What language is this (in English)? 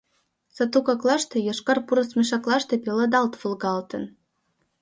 Mari